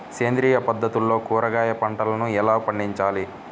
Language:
Telugu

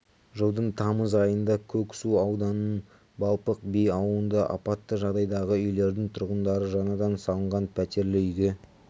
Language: Kazakh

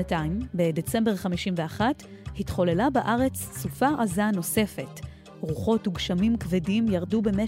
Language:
Hebrew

